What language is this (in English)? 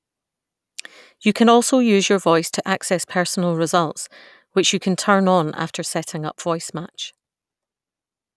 English